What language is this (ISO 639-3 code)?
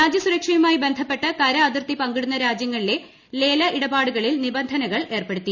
mal